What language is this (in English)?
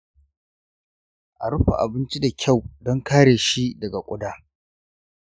Hausa